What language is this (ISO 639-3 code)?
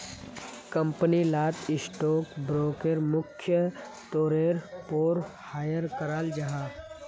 mag